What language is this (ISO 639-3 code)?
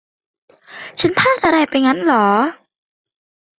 tha